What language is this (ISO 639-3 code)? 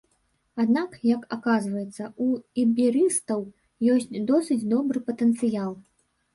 bel